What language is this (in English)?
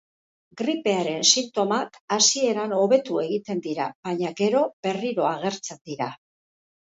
Basque